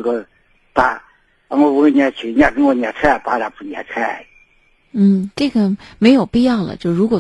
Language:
Chinese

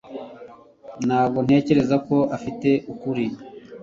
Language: Kinyarwanda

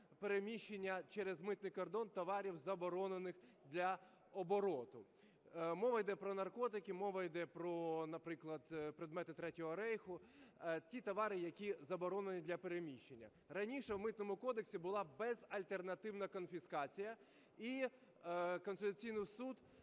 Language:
Ukrainian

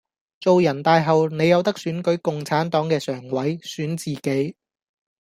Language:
Cantonese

